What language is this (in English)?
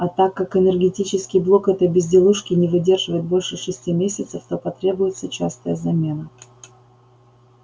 Russian